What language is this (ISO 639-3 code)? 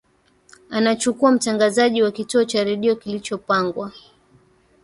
swa